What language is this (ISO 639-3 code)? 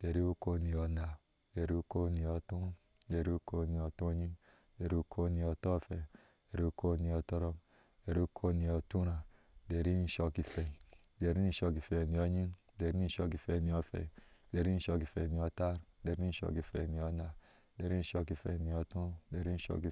ahs